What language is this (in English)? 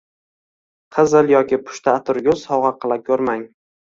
Uzbek